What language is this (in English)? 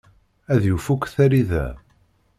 Kabyle